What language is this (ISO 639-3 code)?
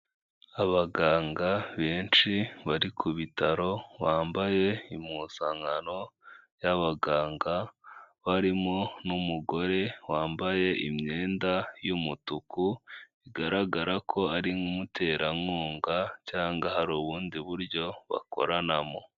kin